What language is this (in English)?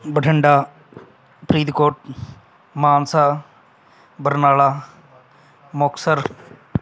Punjabi